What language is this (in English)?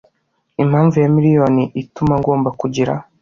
Kinyarwanda